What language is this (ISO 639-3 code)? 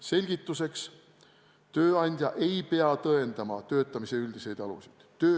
est